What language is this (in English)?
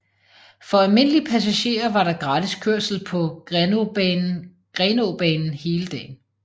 Danish